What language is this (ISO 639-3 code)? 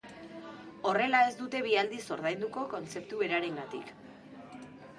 eus